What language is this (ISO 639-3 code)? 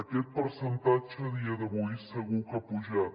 cat